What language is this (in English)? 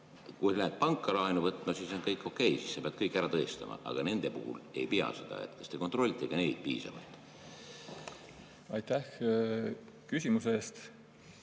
Estonian